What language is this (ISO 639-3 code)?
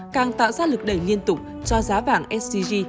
vie